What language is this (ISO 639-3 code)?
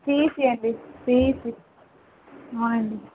tel